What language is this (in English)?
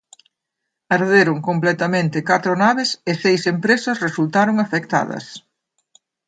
Galician